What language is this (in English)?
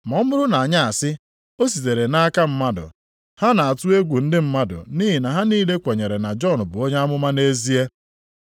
Igbo